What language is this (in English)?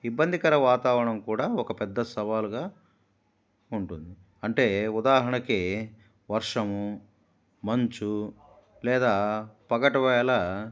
Telugu